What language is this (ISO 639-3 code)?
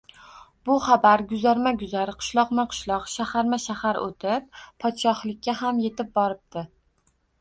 uzb